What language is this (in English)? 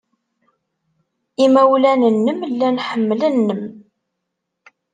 Kabyle